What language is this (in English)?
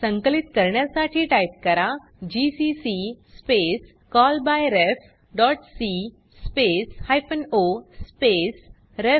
Marathi